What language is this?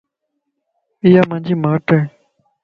Lasi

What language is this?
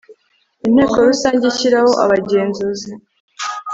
Kinyarwanda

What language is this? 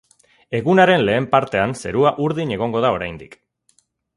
Basque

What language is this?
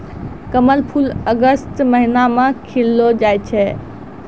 Maithili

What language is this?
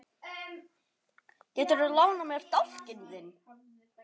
Icelandic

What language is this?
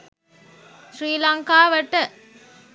Sinhala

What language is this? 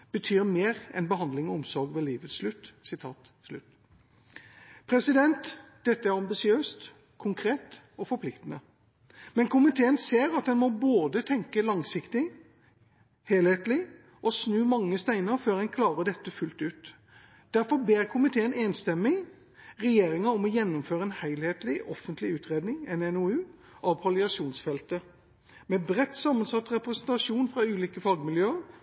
Norwegian Bokmål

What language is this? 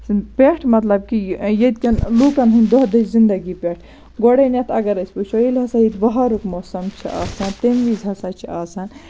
Kashmiri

